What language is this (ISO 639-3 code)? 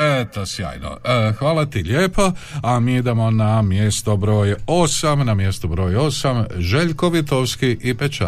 hrv